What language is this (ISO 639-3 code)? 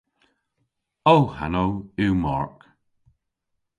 cor